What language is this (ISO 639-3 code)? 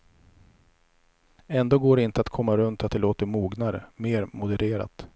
swe